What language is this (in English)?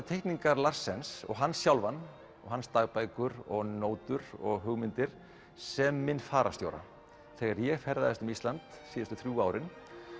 Icelandic